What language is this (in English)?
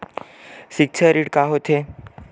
Chhattisgarhi